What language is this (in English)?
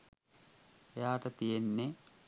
Sinhala